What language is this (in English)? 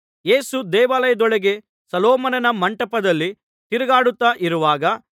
Kannada